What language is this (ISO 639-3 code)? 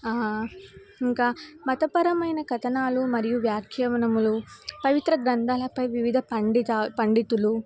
tel